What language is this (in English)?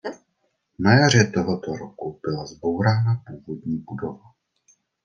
Czech